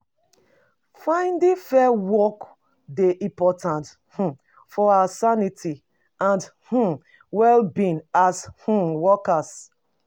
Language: Nigerian Pidgin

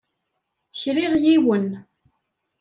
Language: Kabyle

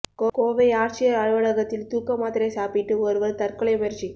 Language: Tamil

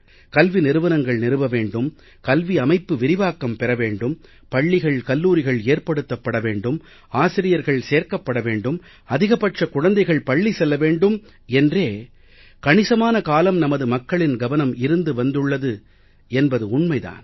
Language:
Tamil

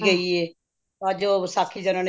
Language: Punjabi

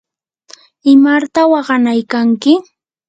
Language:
Yanahuanca Pasco Quechua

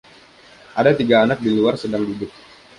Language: Indonesian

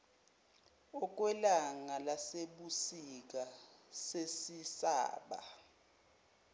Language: Zulu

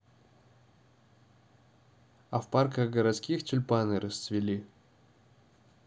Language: Russian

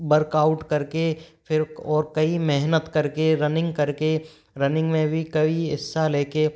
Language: Hindi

